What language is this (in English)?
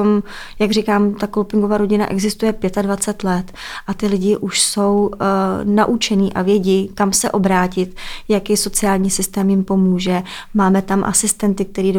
Czech